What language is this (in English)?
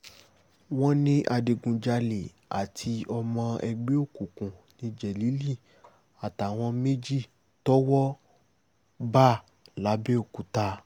Yoruba